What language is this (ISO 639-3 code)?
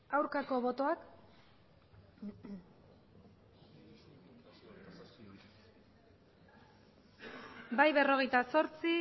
eus